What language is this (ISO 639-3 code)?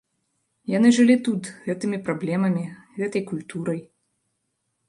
bel